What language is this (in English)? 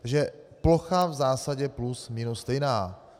Czech